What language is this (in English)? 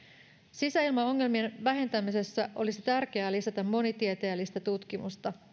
Finnish